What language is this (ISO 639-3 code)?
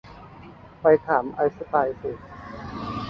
tha